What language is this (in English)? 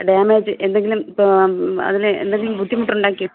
Malayalam